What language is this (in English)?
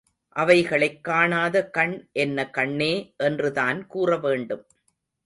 Tamil